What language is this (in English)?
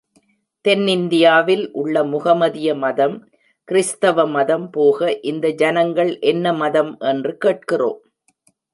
Tamil